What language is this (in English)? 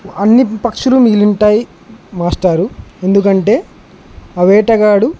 Telugu